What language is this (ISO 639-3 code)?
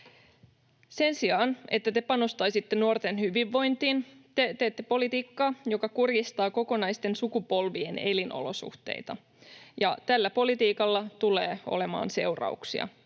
fin